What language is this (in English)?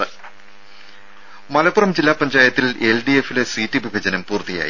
Malayalam